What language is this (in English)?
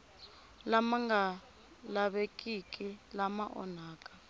Tsonga